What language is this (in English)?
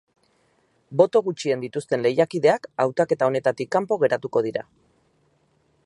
Basque